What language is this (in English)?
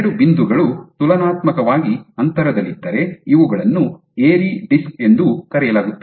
Kannada